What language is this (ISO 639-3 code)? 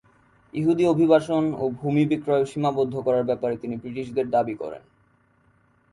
ben